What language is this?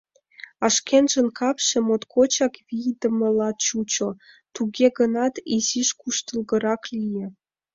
Mari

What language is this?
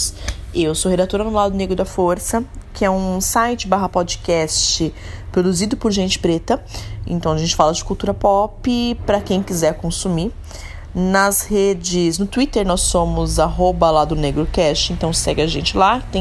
Portuguese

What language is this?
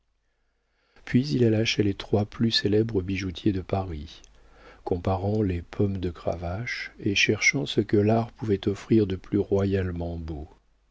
French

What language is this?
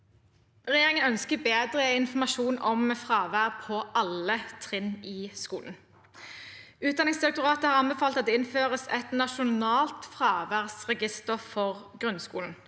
Norwegian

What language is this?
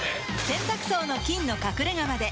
Japanese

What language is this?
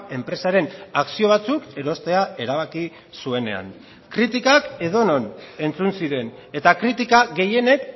Basque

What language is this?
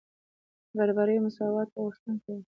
Pashto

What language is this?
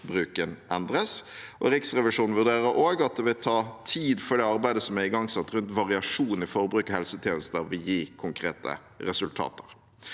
Norwegian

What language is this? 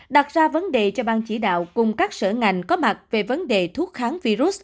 Vietnamese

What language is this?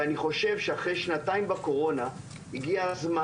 Hebrew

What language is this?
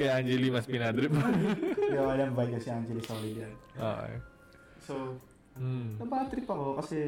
Filipino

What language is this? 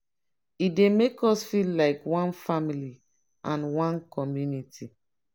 Nigerian Pidgin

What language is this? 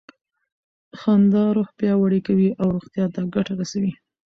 Pashto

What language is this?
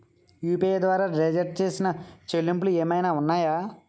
Telugu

